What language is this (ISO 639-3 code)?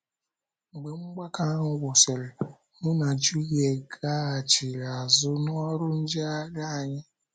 ibo